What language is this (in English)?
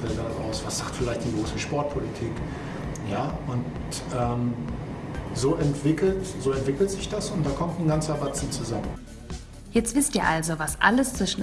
German